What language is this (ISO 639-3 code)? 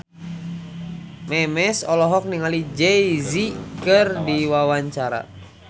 sun